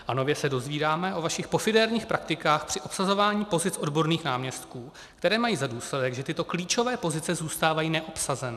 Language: Czech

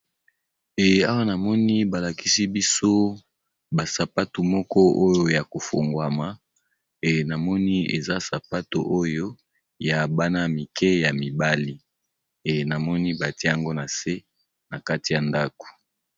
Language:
Lingala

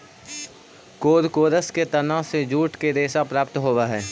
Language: Magahi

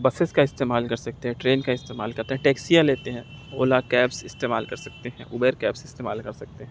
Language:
Urdu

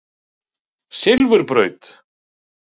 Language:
Icelandic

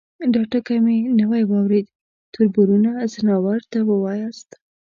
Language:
Pashto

